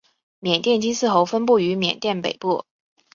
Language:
Chinese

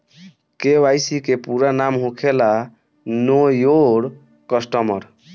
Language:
Bhojpuri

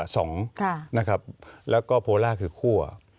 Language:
Thai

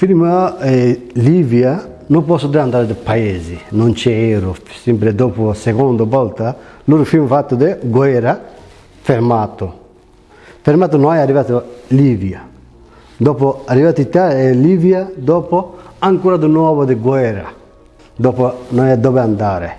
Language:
Italian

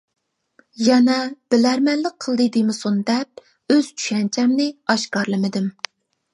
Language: Uyghur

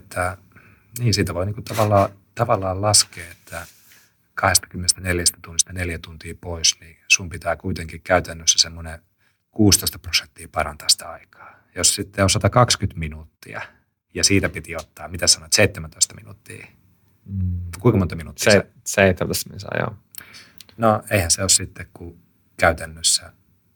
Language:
Finnish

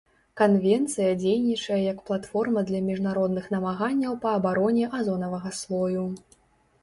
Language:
Belarusian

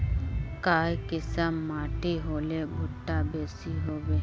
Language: Magahi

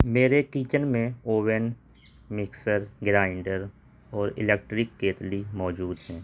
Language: Urdu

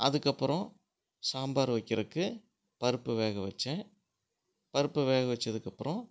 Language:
Tamil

